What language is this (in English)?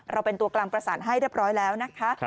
Thai